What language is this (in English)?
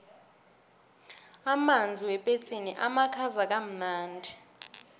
South Ndebele